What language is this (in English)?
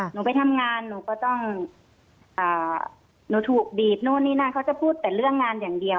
Thai